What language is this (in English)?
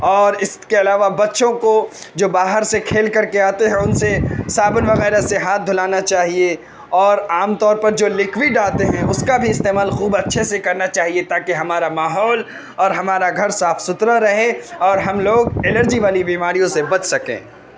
Urdu